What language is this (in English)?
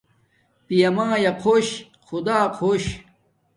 Domaaki